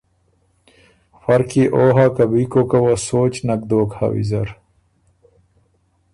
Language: Ormuri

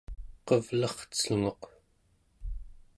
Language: Central Yupik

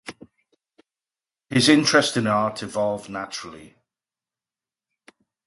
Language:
English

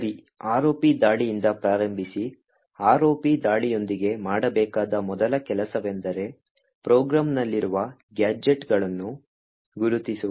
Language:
Kannada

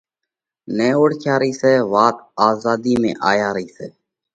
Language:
Parkari Koli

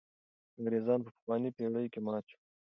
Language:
Pashto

